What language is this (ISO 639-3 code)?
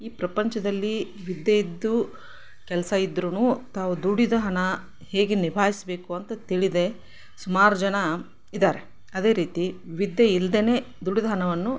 kan